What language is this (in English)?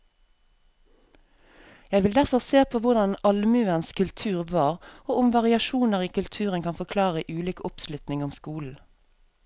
Norwegian